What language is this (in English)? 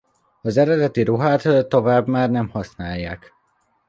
Hungarian